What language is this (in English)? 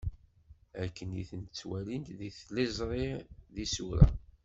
Kabyle